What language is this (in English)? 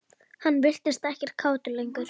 Icelandic